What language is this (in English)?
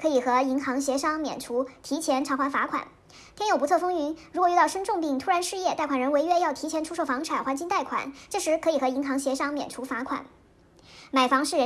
Chinese